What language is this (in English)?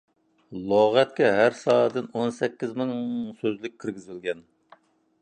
Uyghur